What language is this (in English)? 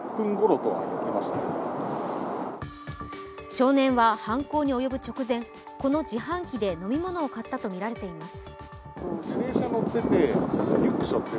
Japanese